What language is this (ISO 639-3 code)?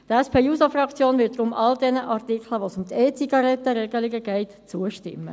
gsw